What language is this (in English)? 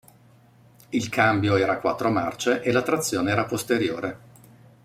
Italian